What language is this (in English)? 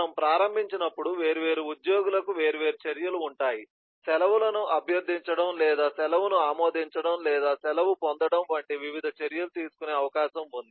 Telugu